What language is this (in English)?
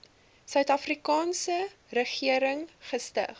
Afrikaans